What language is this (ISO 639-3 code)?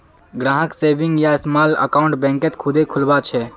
mag